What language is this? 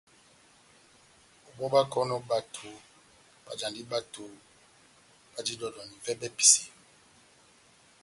Batanga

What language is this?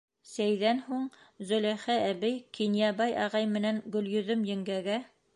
Bashkir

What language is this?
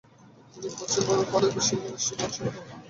Bangla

